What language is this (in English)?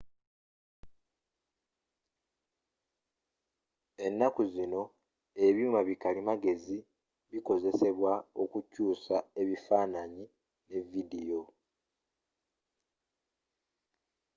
Ganda